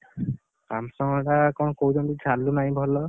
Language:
Odia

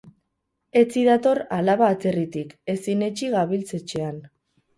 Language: Basque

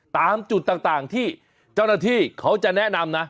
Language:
Thai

